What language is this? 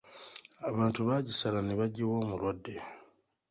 Ganda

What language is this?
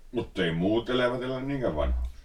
Finnish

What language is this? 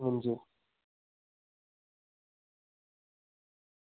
Dogri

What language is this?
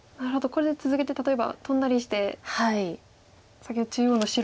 Japanese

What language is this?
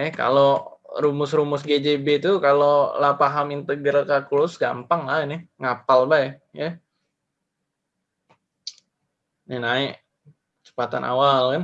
Indonesian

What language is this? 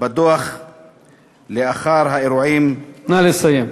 Hebrew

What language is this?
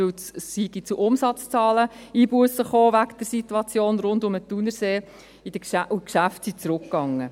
Swiss German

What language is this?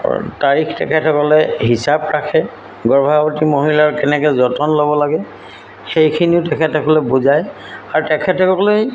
Assamese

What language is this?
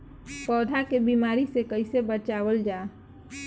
Bhojpuri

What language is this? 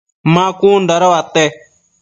Matsés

